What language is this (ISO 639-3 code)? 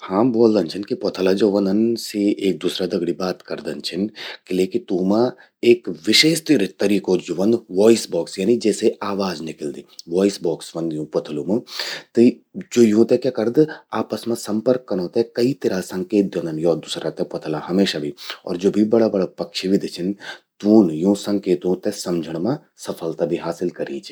gbm